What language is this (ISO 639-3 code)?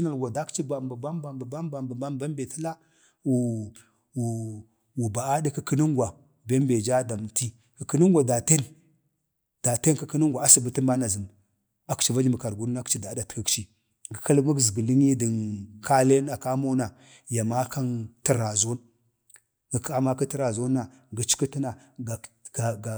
bde